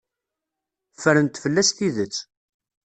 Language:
Kabyle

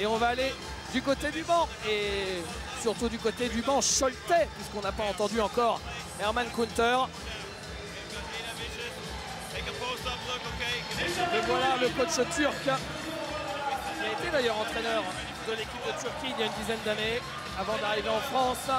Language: French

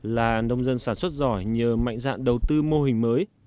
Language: Vietnamese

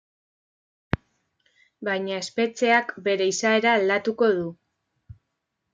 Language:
Basque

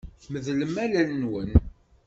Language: Kabyle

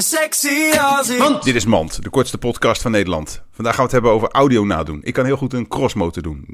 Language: Dutch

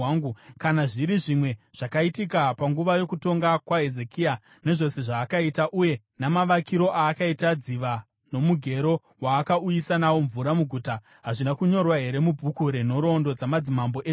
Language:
Shona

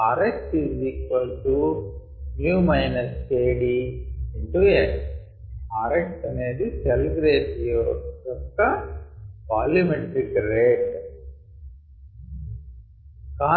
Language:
Telugu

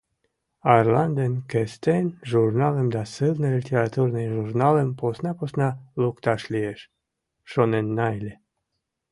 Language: Mari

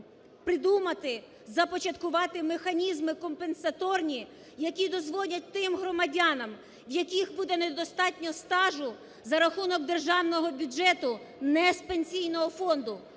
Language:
Ukrainian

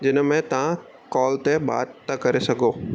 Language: Sindhi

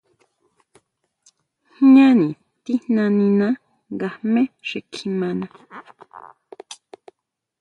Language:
Huautla Mazatec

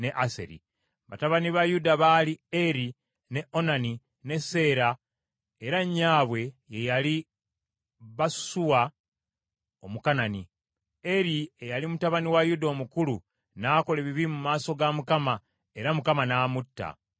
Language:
Ganda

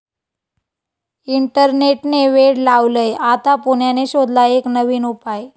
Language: Marathi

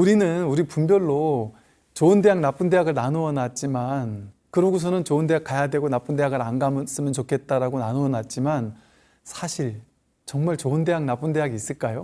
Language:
Korean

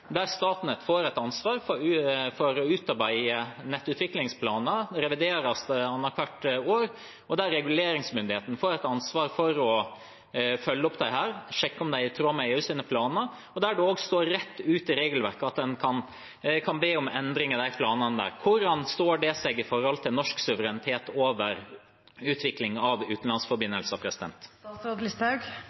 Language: Norwegian Bokmål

